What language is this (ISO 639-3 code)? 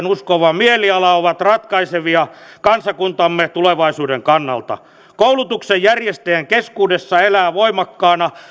fin